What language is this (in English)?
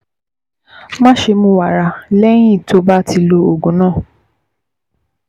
Yoruba